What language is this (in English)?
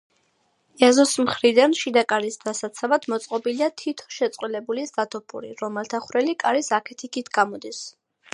Georgian